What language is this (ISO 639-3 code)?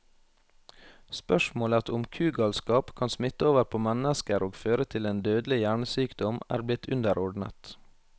nor